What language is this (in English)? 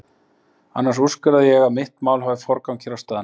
Icelandic